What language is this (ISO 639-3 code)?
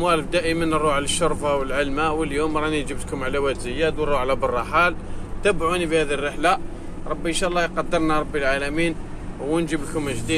ara